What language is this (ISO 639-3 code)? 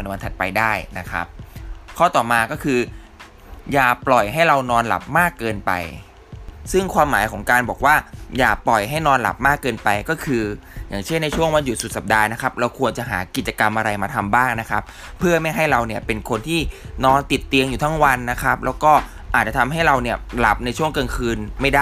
tha